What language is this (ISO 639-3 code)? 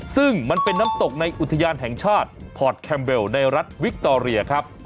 tha